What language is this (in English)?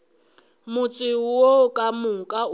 Northern Sotho